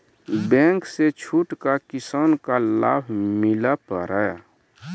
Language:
Maithili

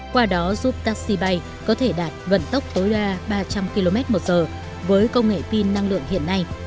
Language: Vietnamese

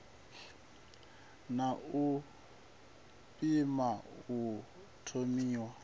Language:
Venda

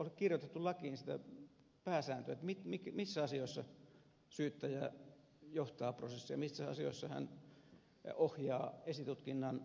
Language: Finnish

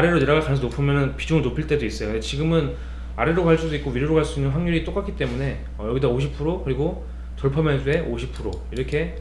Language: Korean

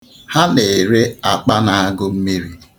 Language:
Igbo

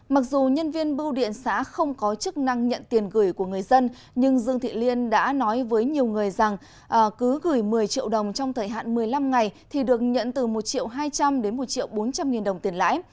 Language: Vietnamese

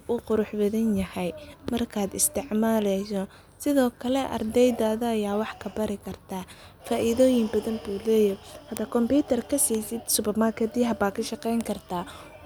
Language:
Somali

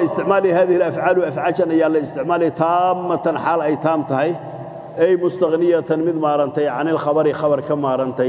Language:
Arabic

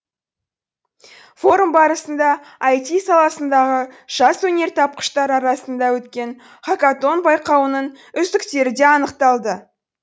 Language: Kazakh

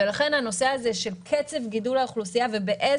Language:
Hebrew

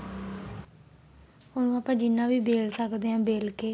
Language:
Punjabi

